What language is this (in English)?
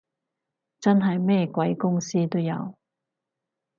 Cantonese